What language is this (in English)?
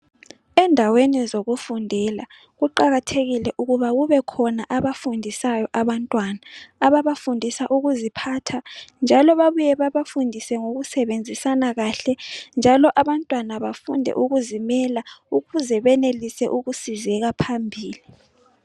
North Ndebele